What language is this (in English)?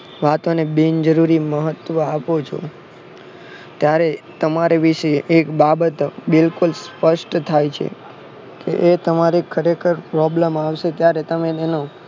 Gujarati